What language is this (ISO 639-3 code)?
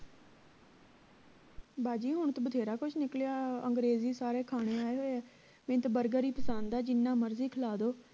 pan